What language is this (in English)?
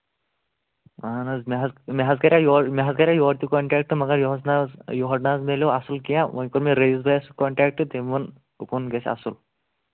Kashmiri